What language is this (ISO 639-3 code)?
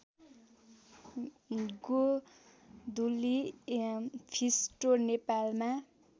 nep